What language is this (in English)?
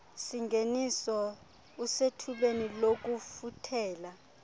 Xhosa